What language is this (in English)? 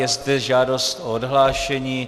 Czech